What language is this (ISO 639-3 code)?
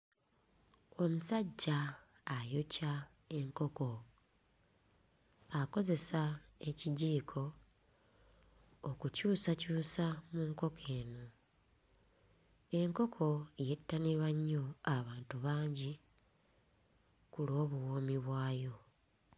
lug